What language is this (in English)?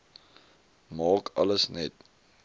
Afrikaans